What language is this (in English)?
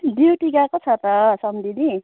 Nepali